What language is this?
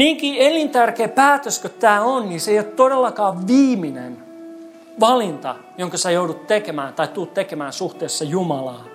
Finnish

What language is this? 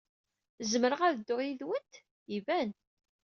Kabyle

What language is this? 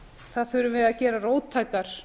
Icelandic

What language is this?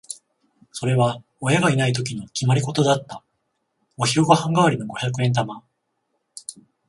Japanese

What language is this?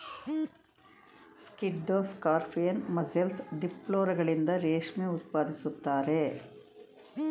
Kannada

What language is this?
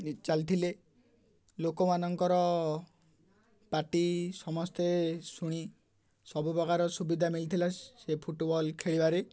Odia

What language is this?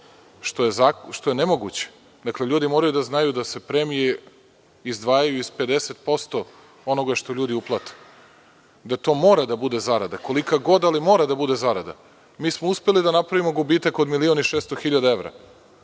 Serbian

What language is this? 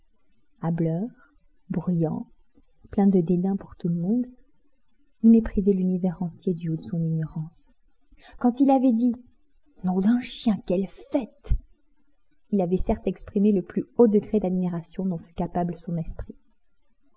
French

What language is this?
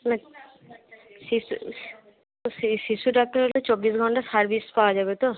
Bangla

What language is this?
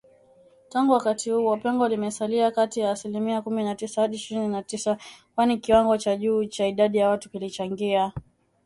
Swahili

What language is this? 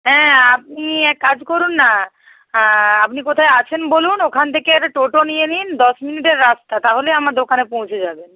Bangla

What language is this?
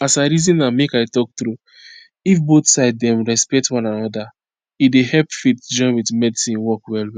Nigerian Pidgin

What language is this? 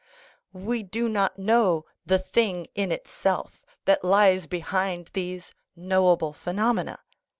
English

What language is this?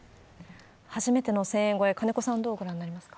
Japanese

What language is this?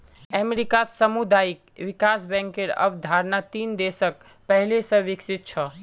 Magahi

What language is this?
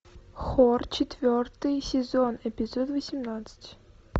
Russian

